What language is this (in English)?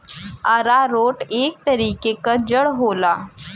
Bhojpuri